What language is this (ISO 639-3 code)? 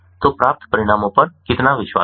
hin